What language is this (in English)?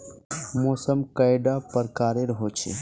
Magahi